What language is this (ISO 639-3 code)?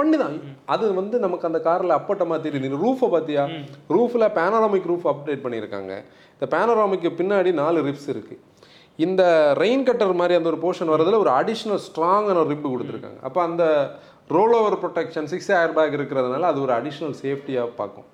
tam